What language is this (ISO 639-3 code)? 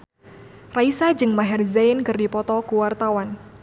sun